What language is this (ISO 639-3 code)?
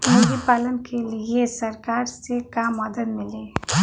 bho